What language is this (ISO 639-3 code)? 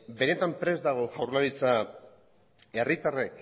eus